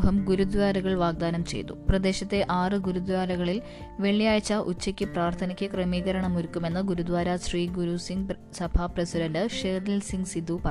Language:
Malayalam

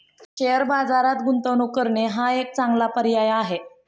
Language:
Marathi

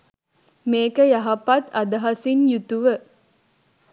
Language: Sinhala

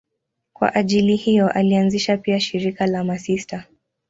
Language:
Swahili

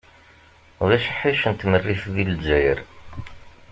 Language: Kabyle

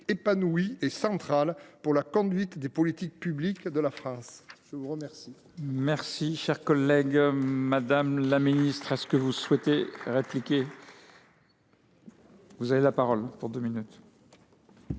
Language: French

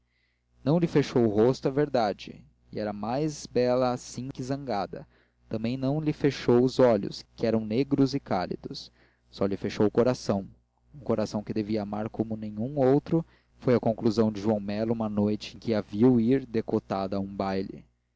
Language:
Portuguese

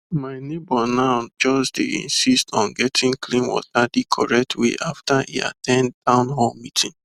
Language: Nigerian Pidgin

